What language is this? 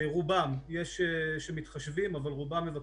Hebrew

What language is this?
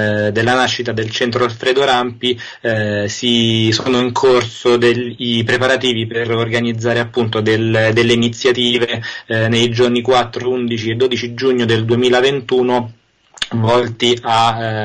Italian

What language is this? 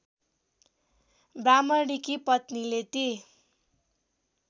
Nepali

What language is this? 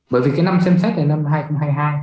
Vietnamese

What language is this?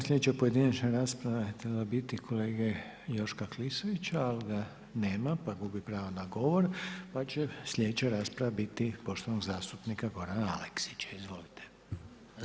Croatian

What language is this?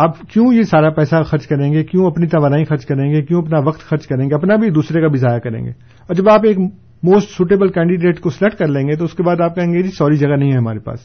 Urdu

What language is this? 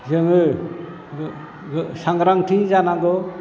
Bodo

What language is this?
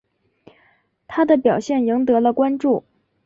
Chinese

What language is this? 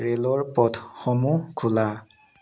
Assamese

